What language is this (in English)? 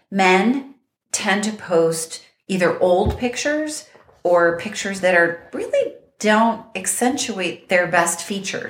English